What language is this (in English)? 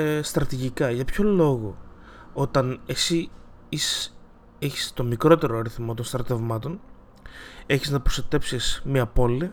Greek